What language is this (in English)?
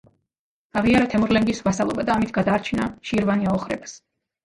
Georgian